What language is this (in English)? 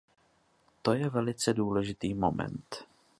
Czech